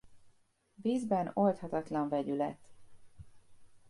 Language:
Hungarian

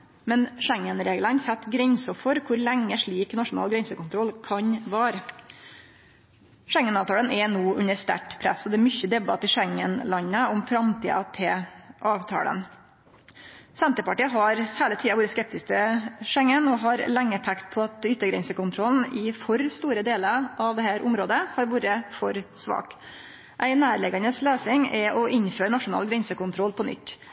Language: Norwegian Nynorsk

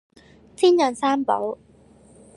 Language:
Cantonese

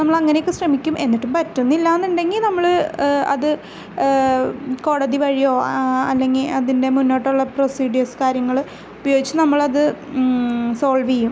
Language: Malayalam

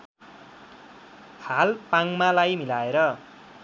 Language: Nepali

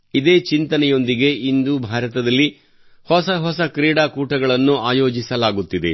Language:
Kannada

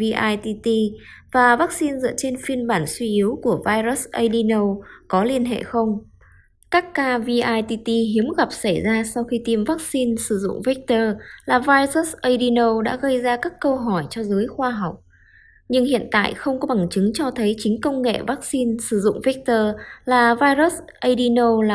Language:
Vietnamese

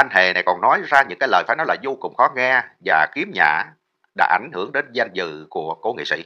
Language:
Vietnamese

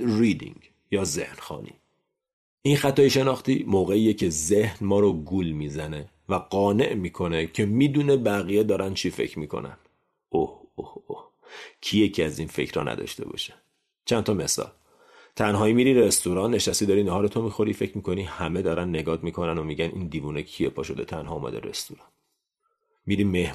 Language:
Persian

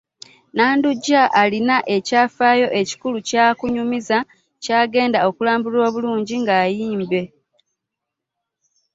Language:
Ganda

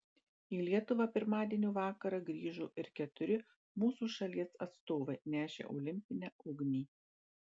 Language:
Lithuanian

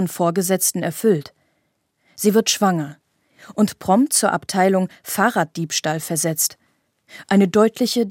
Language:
German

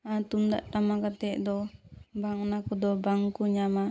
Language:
Santali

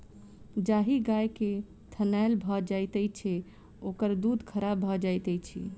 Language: Maithili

